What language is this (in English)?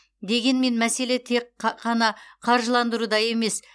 Kazakh